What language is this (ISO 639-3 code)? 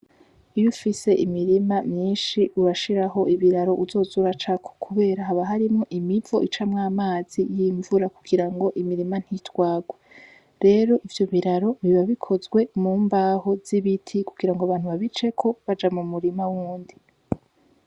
run